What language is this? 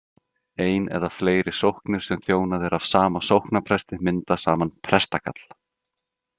Icelandic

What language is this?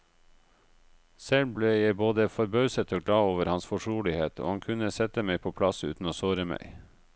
Norwegian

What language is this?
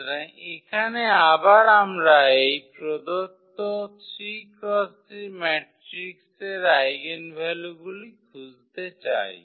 Bangla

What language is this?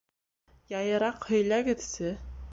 Bashkir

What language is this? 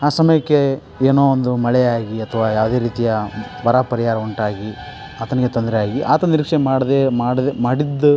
Kannada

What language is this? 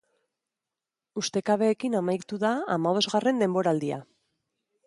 Basque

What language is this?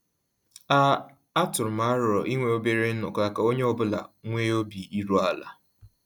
Igbo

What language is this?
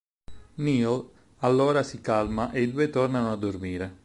Italian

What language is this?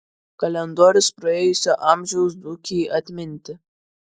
Lithuanian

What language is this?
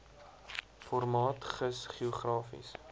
Afrikaans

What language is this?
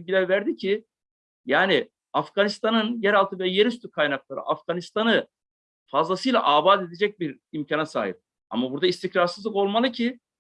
Turkish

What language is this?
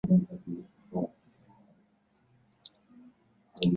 Chinese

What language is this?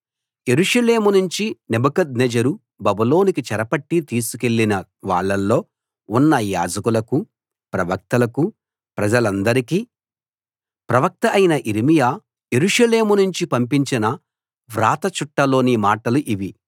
Telugu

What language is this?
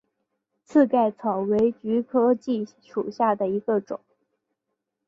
Chinese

